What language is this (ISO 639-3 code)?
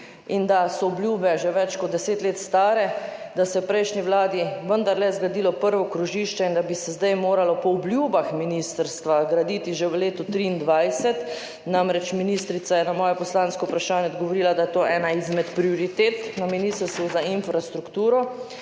slv